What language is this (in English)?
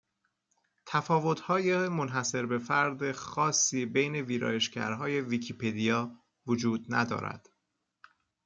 Persian